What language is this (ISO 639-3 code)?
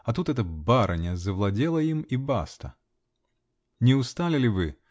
rus